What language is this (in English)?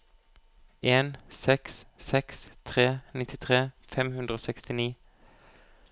Norwegian